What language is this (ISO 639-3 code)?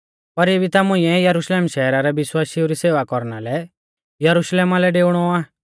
bfz